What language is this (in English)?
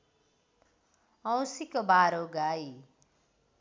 Nepali